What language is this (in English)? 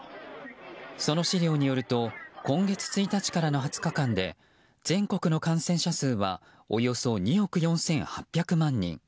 Japanese